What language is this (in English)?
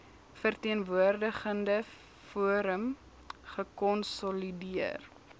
Afrikaans